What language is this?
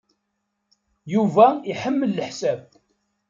Kabyle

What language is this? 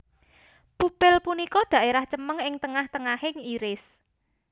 Javanese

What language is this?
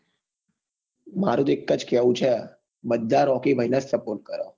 Gujarati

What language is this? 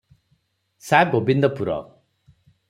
Odia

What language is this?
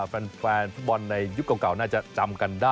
Thai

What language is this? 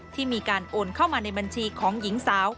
Thai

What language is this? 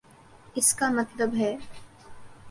Urdu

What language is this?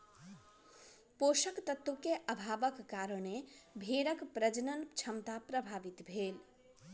Maithili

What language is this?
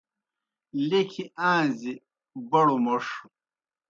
Kohistani Shina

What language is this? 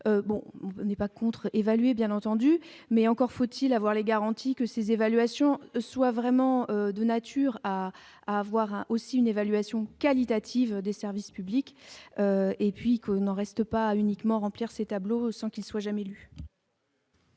French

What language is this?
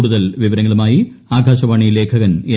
Malayalam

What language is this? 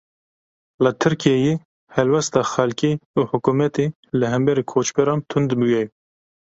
Kurdish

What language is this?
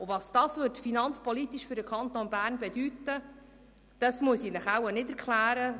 Swiss German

